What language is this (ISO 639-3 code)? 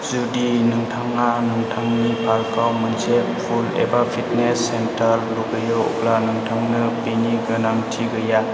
brx